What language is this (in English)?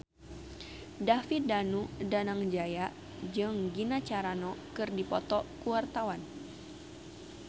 Sundanese